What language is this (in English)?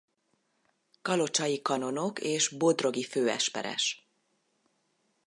Hungarian